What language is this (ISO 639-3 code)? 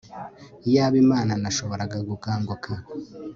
kin